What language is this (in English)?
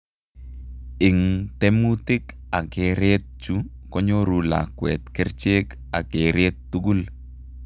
Kalenjin